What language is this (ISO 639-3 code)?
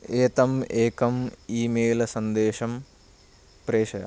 san